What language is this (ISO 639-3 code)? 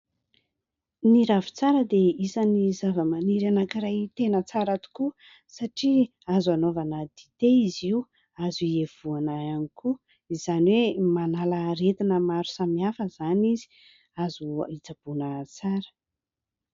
mlg